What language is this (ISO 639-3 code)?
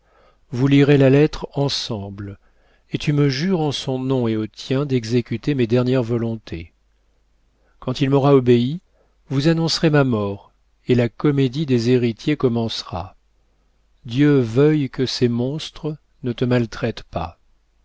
fra